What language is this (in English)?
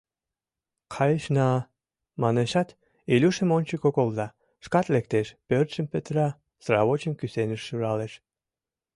Mari